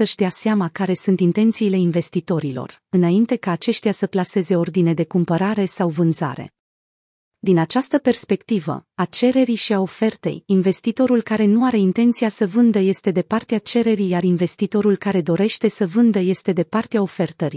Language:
Romanian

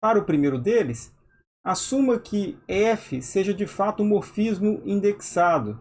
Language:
Portuguese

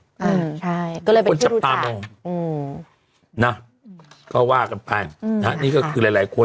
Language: Thai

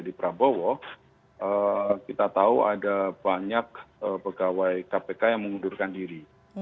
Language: Indonesian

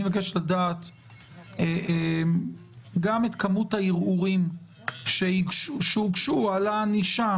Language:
Hebrew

